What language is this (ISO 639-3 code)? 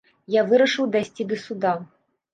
bel